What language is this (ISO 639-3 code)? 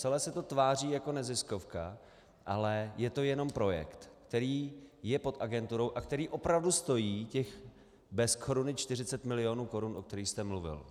ces